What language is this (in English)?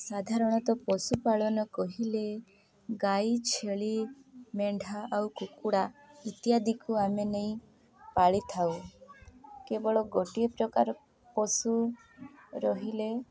Odia